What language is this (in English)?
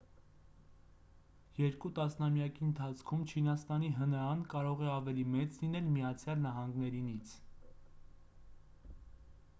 Armenian